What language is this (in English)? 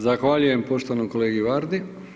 Croatian